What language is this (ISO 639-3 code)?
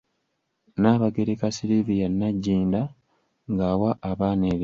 lug